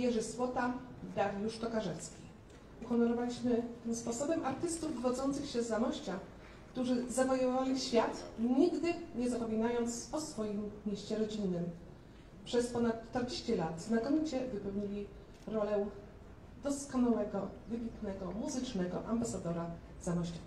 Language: Polish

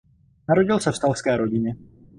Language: Czech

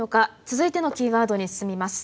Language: Japanese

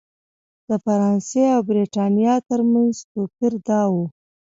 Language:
Pashto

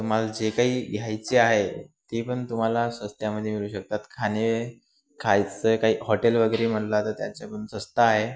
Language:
Marathi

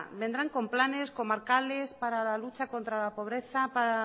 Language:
Spanish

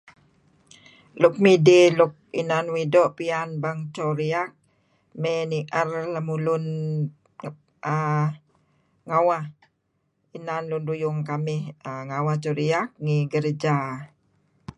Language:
Kelabit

